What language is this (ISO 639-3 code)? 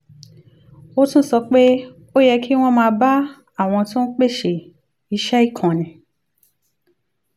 yor